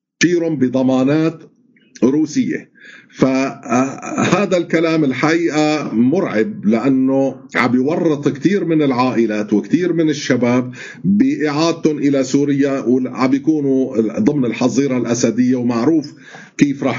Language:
Arabic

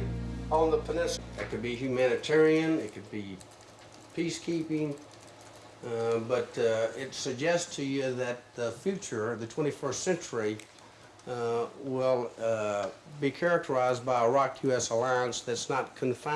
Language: Korean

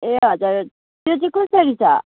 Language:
Nepali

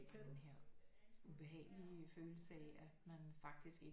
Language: Danish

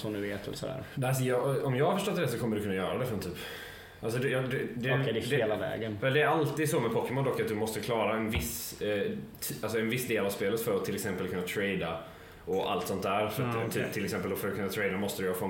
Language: Swedish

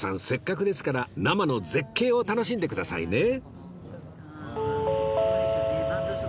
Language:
Japanese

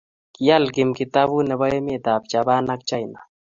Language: Kalenjin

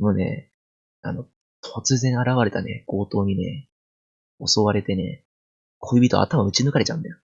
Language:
Japanese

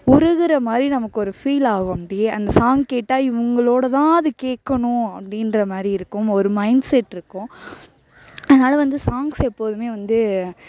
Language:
Tamil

